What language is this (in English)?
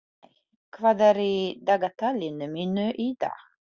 Icelandic